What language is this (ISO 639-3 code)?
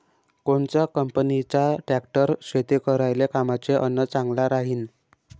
mar